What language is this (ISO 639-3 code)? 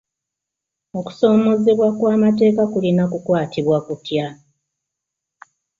lug